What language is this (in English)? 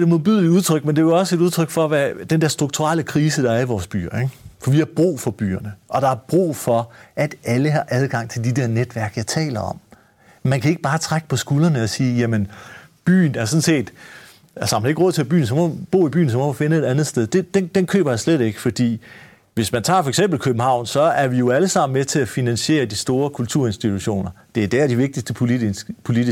Danish